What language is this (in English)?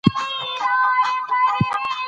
Pashto